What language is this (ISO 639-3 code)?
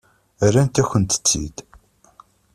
kab